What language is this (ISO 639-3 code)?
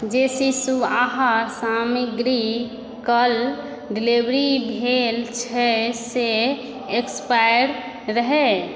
mai